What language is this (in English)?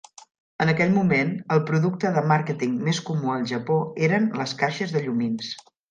Catalan